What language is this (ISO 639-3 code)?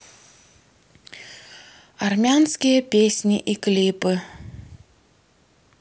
rus